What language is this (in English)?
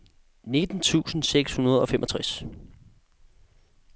Danish